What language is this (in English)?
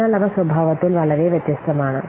Malayalam